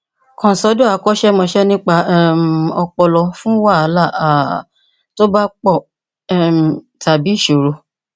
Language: Yoruba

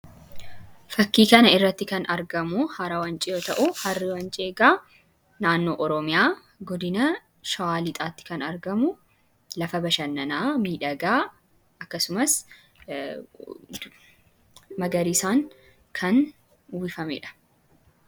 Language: Oromo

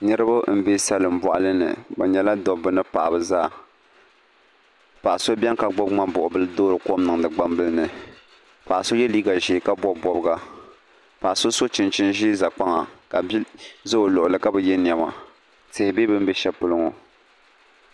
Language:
Dagbani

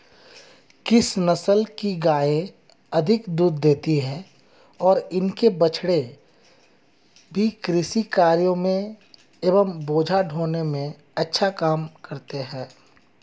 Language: Hindi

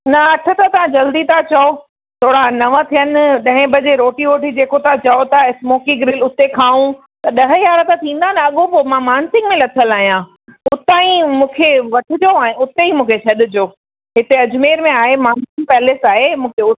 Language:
Sindhi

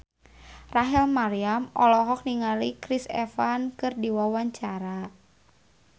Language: Sundanese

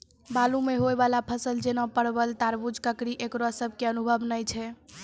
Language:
Maithili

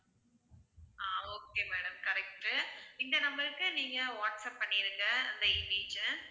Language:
Tamil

